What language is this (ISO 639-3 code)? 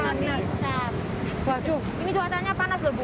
ind